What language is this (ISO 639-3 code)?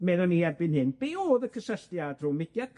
cym